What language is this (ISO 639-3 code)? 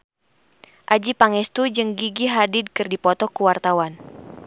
sun